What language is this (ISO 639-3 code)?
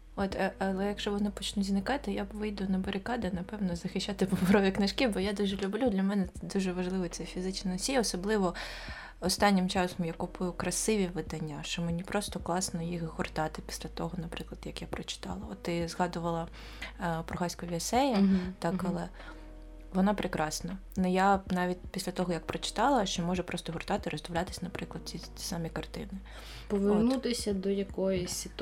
ukr